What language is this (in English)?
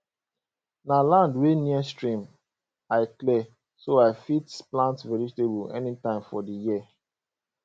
Nigerian Pidgin